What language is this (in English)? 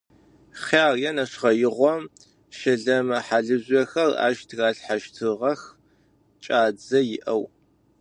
Adyghe